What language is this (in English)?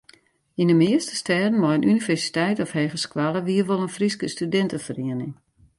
Western Frisian